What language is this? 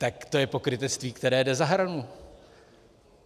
Czech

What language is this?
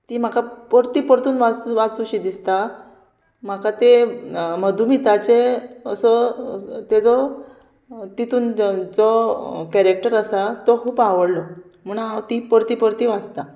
Konkani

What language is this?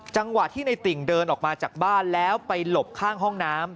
Thai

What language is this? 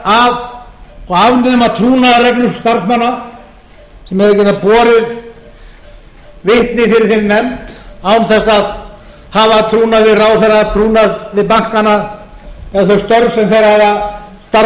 Icelandic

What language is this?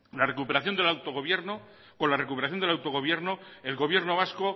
Spanish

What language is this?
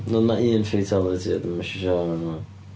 Welsh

